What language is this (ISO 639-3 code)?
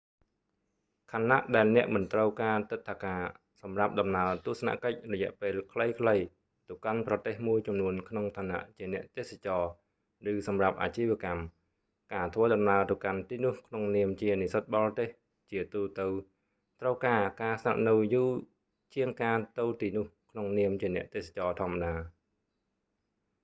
khm